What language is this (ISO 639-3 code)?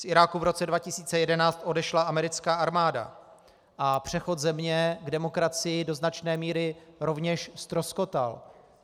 ces